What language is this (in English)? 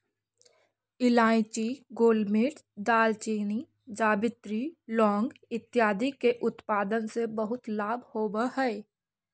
Magahi